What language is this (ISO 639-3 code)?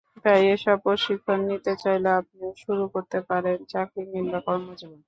ben